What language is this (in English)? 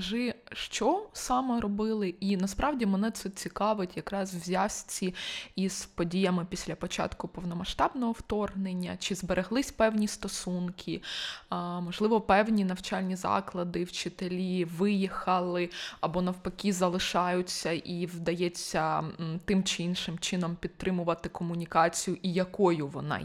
Ukrainian